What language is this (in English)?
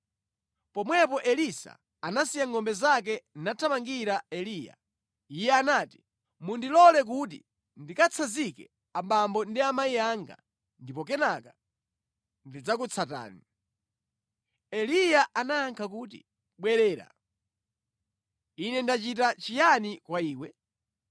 Nyanja